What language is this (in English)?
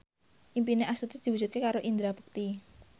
Javanese